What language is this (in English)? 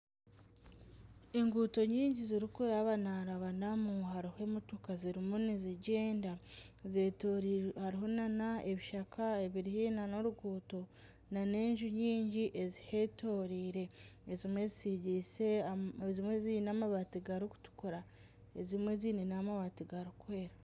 Nyankole